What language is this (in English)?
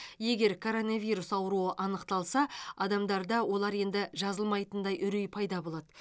Kazakh